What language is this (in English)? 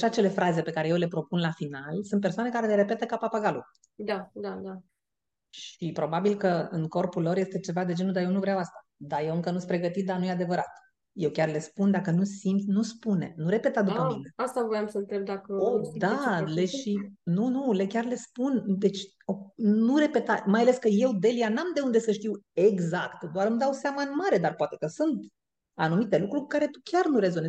Romanian